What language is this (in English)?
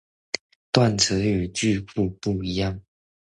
Chinese